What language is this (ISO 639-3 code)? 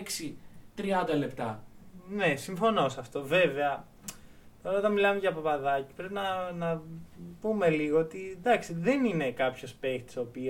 ell